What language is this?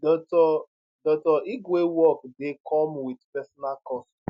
Nigerian Pidgin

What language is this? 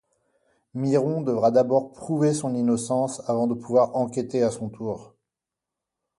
French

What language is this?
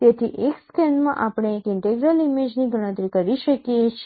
Gujarati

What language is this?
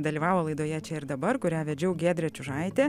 Lithuanian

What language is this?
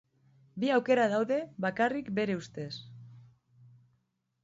Basque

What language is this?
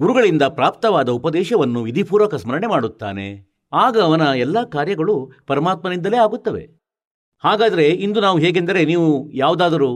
Kannada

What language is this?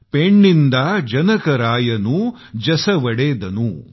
Marathi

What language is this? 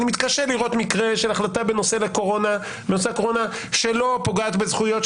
Hebrew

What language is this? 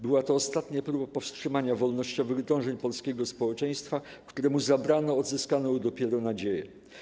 Polish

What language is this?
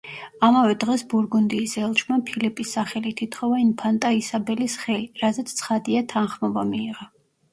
Georgian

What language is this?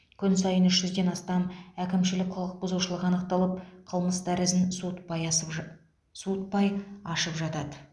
Kazakh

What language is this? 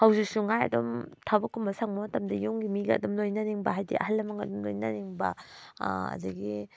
Manipuri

